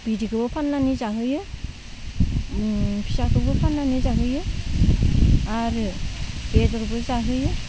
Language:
Bodo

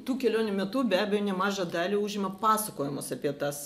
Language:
Lithuanian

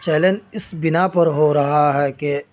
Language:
Urdu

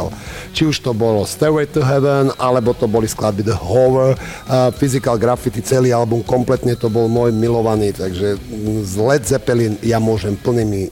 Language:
Slovak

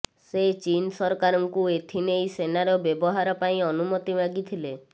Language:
Odia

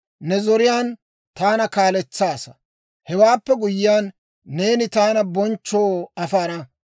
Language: Dawro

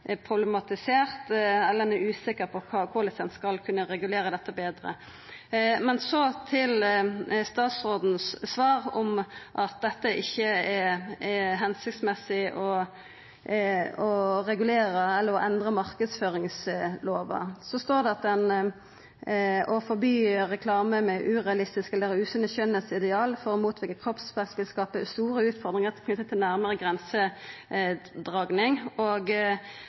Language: Norwegian Nynorsk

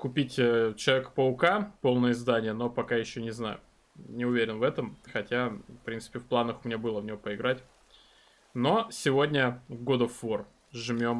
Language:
Russian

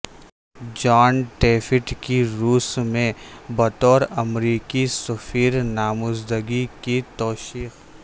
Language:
Urdu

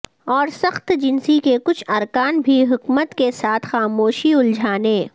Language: Urdu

